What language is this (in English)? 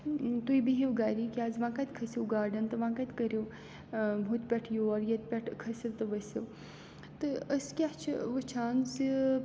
Kashmiri